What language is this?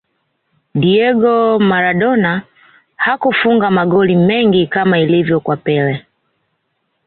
Swahili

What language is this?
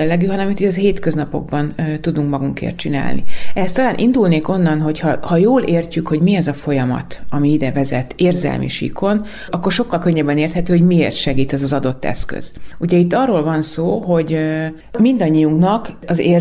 Hungarian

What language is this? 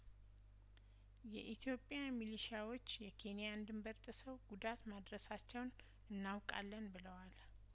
Amharic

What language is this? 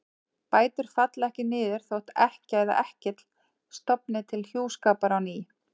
Icelandic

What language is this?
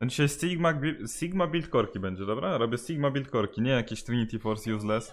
Polish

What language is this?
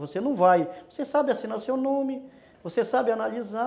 Portuguese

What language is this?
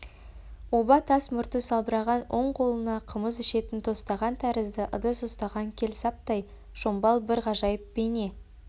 Kazakh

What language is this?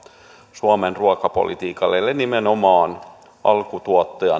Finnish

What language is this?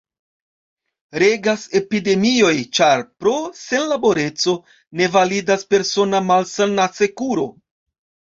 Esperanto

